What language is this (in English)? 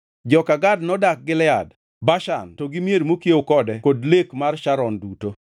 Luo (Kenya and Tanzania)